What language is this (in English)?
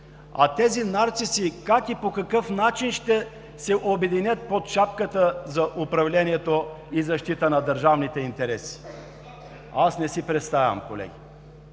Bulgarian